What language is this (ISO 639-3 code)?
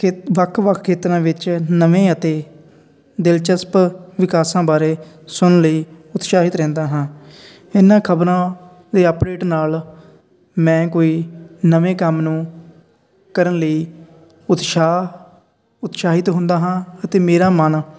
pan